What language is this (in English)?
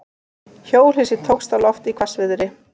Icelandic